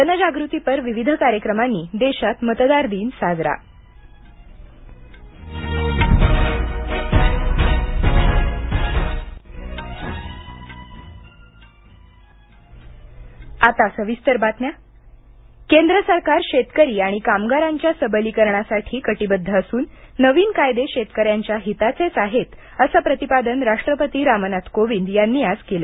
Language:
Marathi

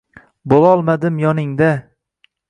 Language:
Uzbek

